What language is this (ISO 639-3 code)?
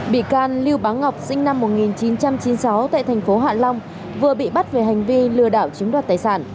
vie